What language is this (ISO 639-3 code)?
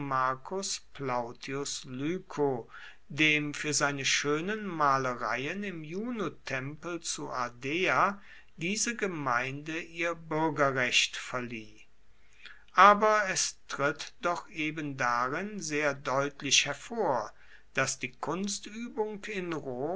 deu